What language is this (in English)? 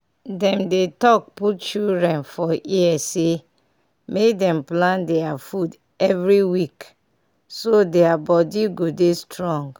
Nigerian Pidgin